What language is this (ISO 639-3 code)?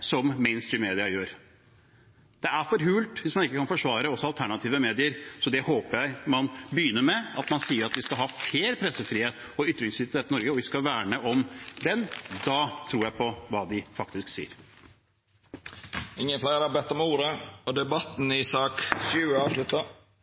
nor